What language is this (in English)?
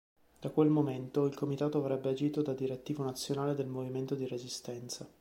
Italian